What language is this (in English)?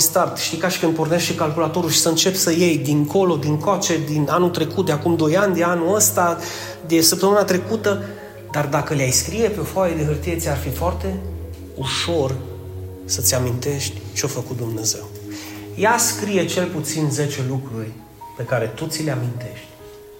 Romanian